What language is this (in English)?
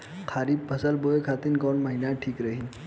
Bhojpuri